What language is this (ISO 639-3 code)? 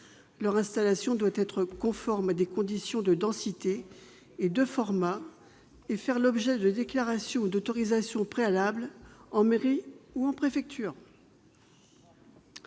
fra